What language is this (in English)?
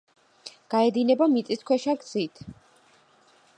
Georgian